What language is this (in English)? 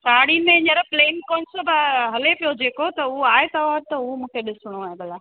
Sindhi